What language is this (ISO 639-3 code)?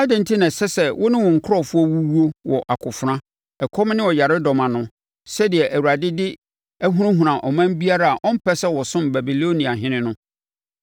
aka